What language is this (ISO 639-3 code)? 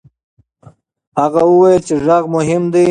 pus